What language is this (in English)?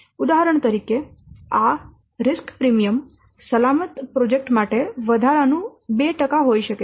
Gujarati